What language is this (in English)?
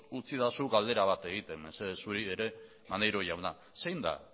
Basque